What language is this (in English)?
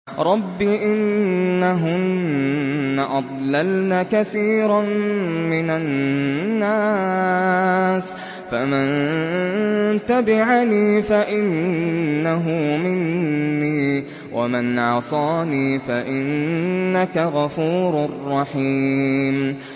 Arabic